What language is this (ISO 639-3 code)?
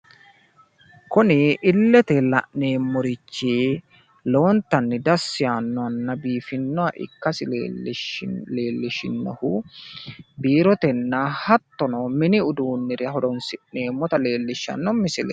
sid